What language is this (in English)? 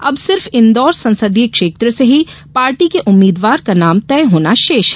Hindi